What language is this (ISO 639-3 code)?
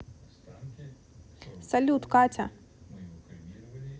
rus